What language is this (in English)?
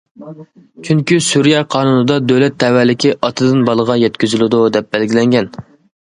Uyghur